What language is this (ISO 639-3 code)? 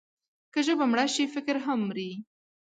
pus